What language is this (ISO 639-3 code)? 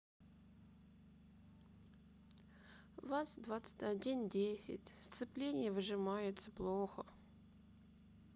rus